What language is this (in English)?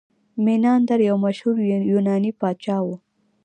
Pashto